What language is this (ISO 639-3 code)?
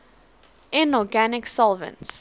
eng